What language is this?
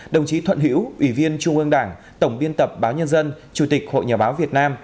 Vietnamese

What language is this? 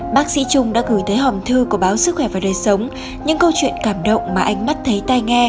Vietnamese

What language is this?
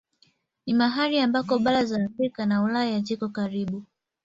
Swahili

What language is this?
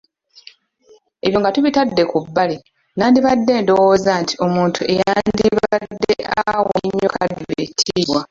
Ganda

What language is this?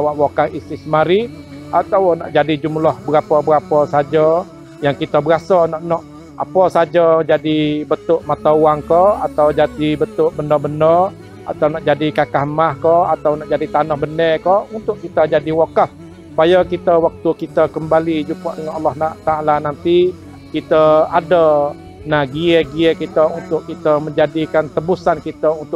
Malay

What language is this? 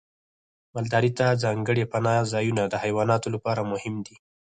Pashto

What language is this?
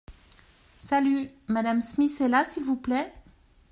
French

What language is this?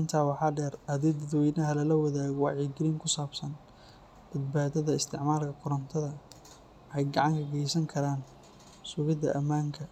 Somali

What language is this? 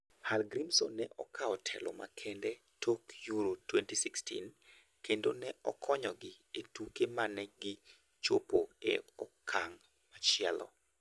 Luo (Kenya and Tanzania)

